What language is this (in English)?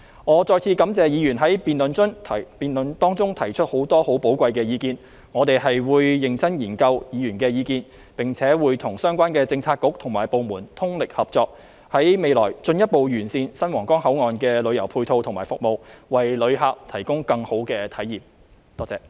Cantonese